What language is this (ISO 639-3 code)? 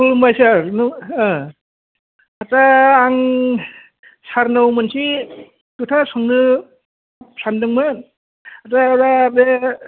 brx